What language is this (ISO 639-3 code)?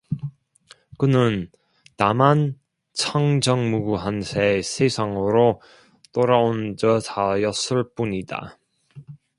kor